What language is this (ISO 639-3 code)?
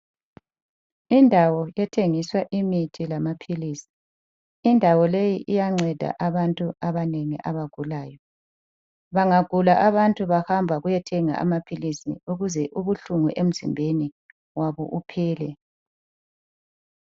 nde